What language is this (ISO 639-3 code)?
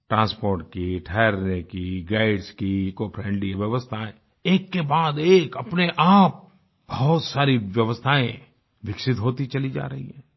hin